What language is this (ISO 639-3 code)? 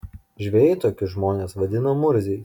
lit